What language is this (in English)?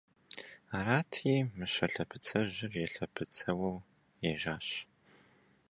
Kabardian